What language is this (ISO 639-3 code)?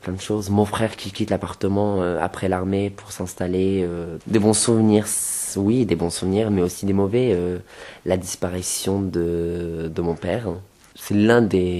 fra